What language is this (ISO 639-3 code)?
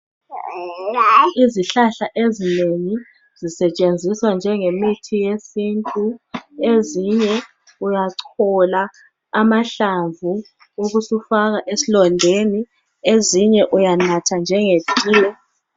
nde